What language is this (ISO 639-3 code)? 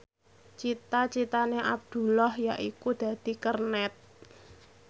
jav